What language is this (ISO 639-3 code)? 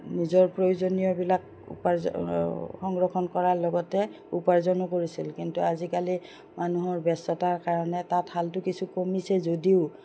asm